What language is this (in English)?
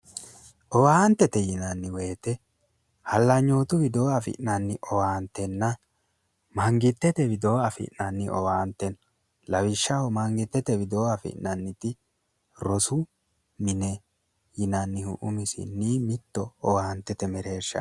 Sidamo